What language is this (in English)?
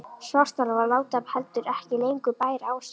Icelandic